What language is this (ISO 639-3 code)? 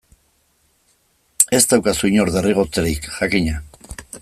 eus